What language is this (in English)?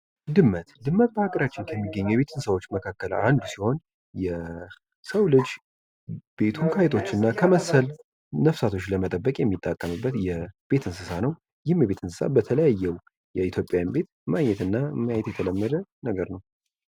Amharic